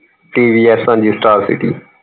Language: Punjabi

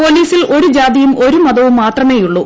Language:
Malayalam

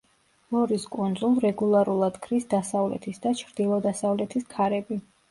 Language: Georgian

